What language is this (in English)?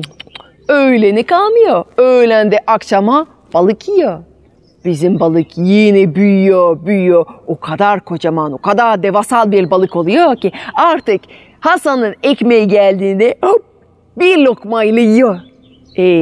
Turkish